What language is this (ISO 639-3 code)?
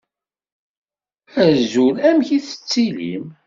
kab